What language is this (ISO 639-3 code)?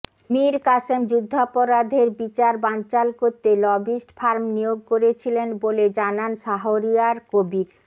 ben